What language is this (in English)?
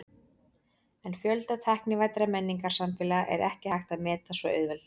Icelandic